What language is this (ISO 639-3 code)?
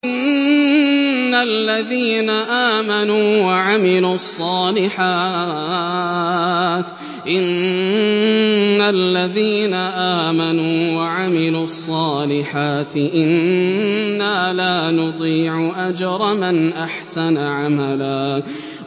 ara